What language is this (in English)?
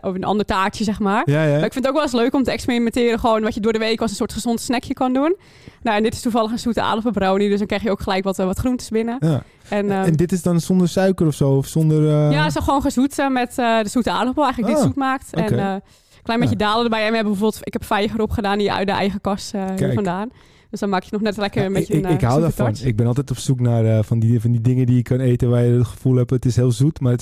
Dutch